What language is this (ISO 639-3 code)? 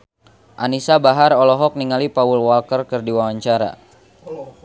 sun